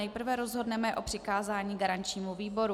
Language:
Czech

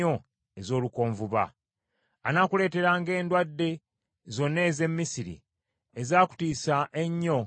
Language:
Ganda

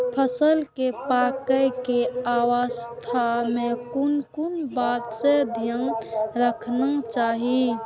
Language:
Maithili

